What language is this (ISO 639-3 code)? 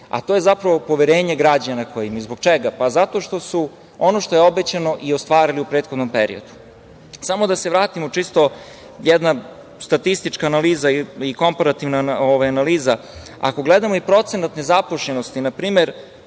srp